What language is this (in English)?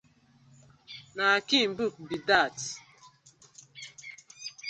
Nigerian Pidgin